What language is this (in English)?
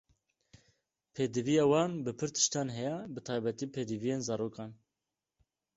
Kurdish